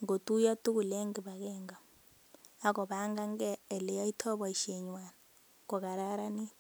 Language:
Kalenjin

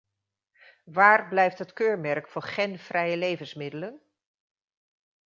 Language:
Dutch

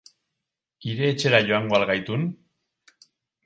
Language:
Basque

